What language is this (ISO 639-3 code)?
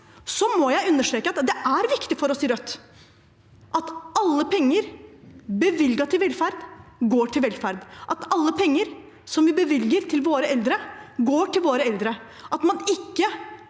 nor